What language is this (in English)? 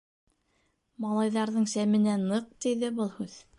Bashkir